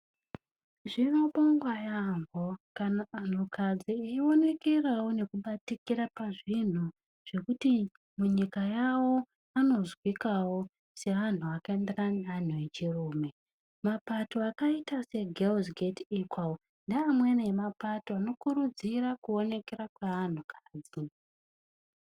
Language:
Ndau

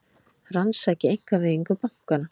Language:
Icelandic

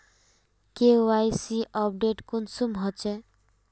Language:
Magahi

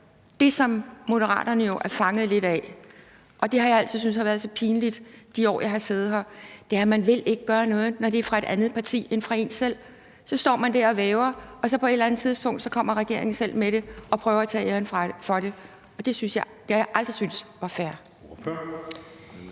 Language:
Danish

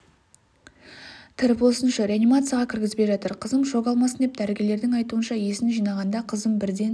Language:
Kazakh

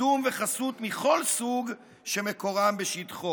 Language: Hebrew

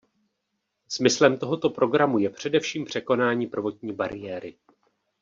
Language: Czech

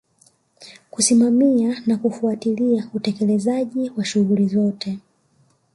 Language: Swahili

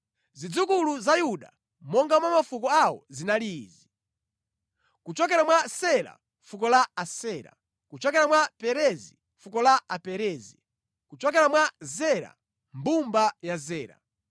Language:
Nyanja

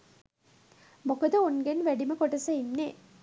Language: Sinhala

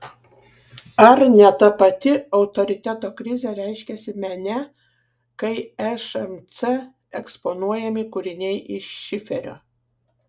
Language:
Lithuanian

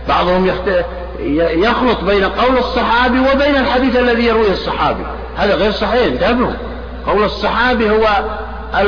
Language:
Arabic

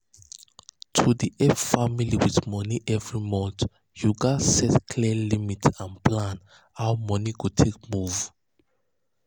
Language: Nigerian Pidgin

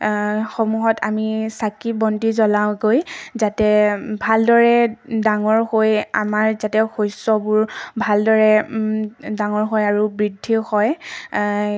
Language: Assamese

